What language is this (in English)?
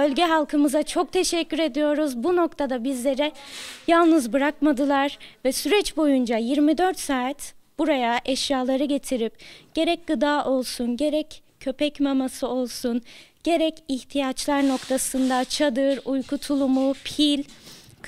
Turkish